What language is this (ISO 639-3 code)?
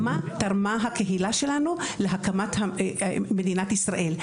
heb